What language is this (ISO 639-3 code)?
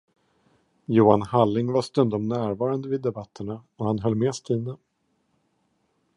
swe